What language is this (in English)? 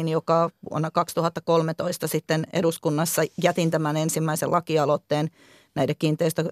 Finnish